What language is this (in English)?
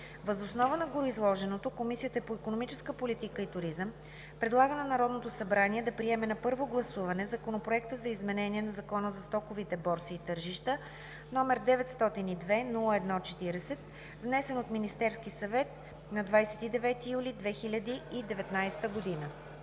Bulgarian